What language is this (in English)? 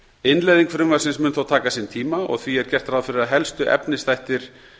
Icelandic